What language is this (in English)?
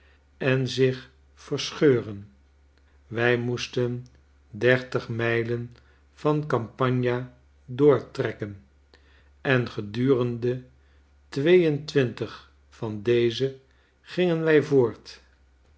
Dutch